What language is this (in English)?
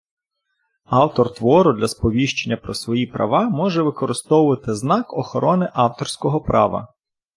Ukrainian